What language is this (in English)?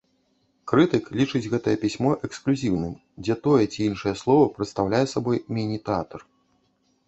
Belarusian